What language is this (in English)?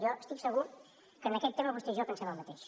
Catalan